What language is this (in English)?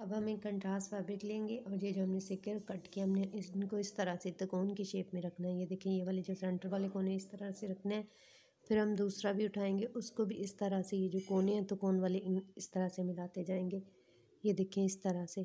Hindi